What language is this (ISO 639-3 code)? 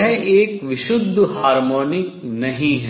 hin